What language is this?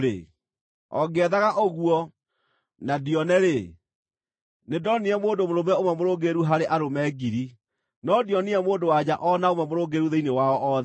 Kikuyu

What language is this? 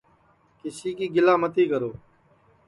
Sansi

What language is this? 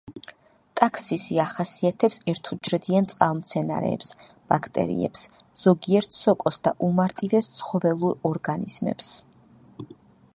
Georgian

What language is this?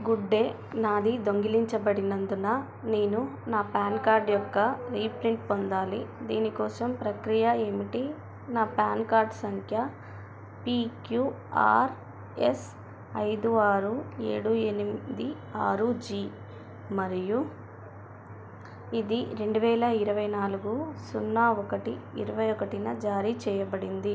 Telugu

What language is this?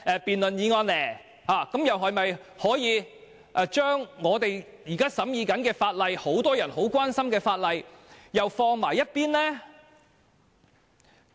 Cantonese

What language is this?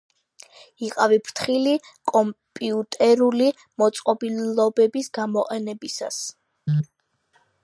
Georgian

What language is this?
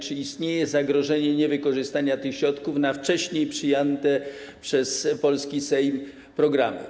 Polish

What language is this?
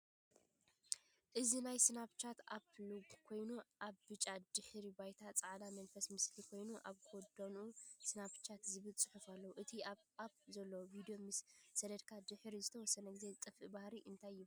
Tigrinya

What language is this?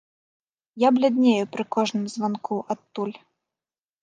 Belarusian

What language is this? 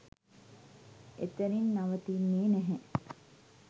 Sinhala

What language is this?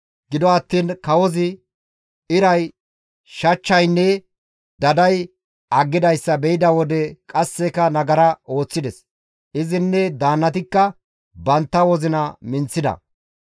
Gamo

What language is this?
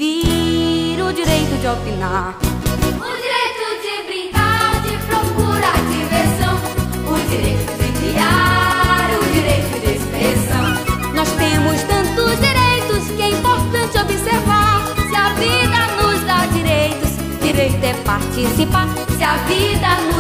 Portuguese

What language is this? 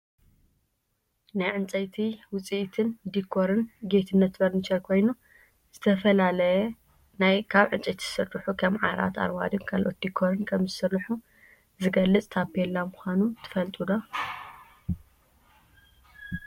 Tigrinya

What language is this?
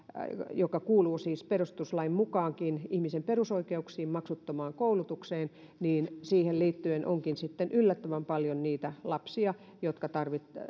Finnish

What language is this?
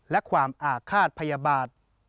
Thai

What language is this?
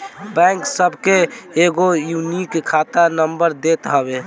Bhojpuri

